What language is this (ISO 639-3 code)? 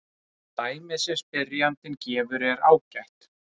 isl